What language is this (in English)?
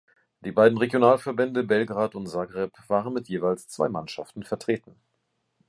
German